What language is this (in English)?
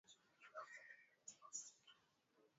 Swahili